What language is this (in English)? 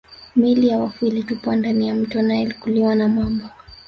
Swahili